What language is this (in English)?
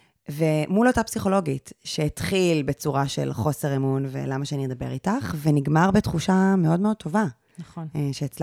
Hebrew